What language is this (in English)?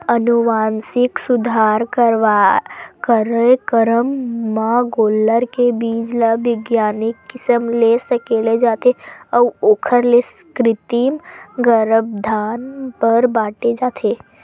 Chhattisgarhi